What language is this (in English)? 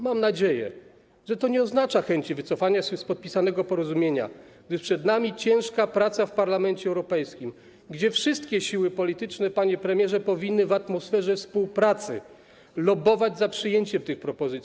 Polish